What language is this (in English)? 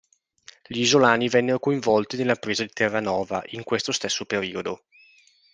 Italian